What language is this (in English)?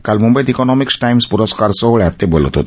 Marathi